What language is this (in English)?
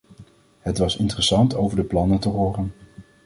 Dutch